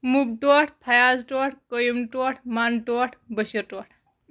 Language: Kashmiri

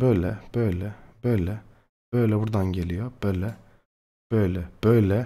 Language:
Turkish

